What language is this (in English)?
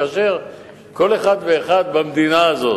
Hebrew